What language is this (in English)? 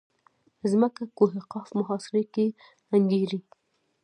Pashto